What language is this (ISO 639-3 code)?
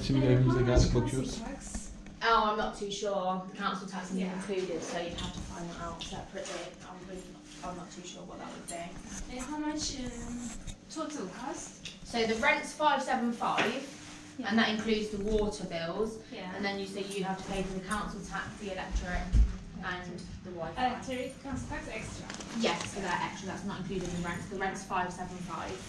tur